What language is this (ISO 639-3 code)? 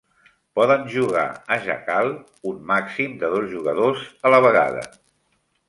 cat